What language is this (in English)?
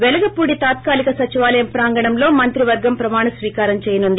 Telugu